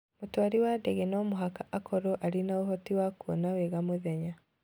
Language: Kikuyu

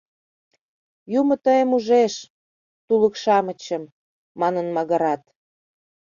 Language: Mari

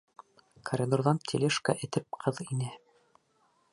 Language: Bashkir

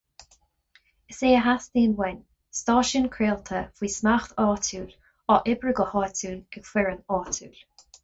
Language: Irish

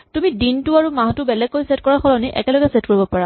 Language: Assamese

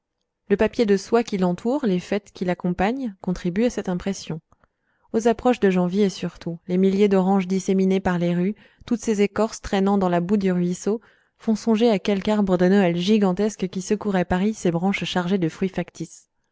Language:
French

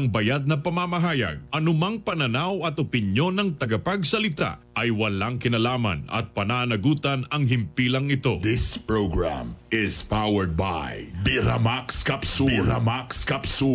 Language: Filipino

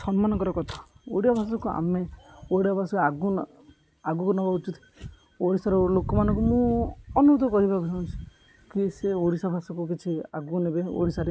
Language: Odia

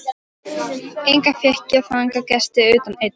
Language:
Icelandic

